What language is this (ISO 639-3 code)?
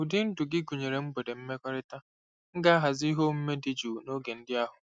ibo